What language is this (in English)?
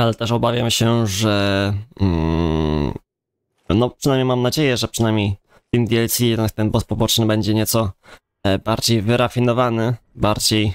Polish